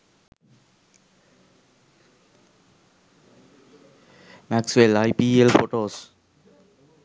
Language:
Sinhala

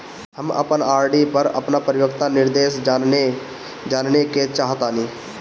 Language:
Bhojpuri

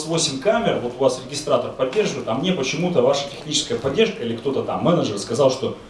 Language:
Russian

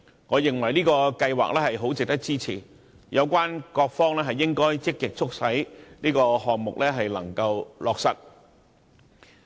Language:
Cantonese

